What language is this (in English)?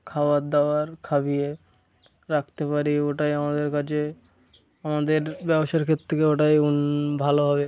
Bangla